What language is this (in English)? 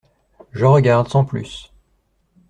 French